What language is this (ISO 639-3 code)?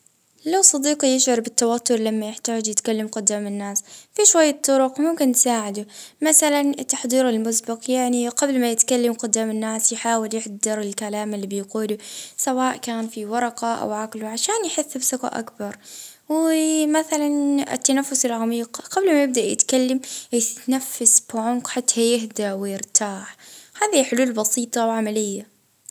ayl